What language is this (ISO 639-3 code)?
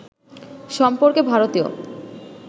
ben